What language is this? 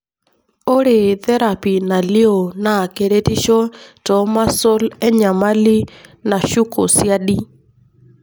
Masai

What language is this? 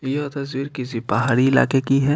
Hindi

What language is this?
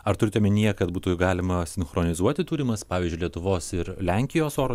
Lithuanian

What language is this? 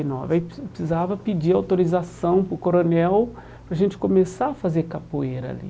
Portuguese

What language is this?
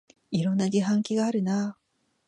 Japanese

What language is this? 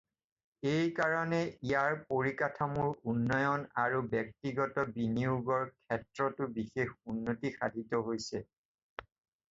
Assamese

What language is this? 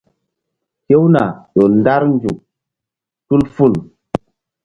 Mbum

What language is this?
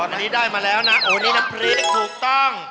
Thai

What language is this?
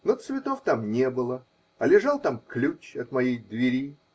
Russian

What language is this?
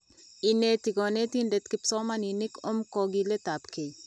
Kalenjin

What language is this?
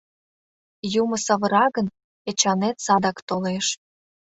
Mari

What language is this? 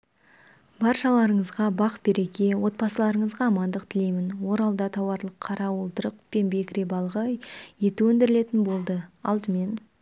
Kazakh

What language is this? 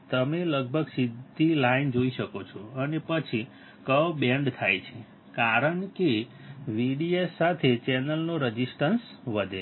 Gujarati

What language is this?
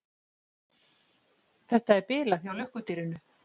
Icelandic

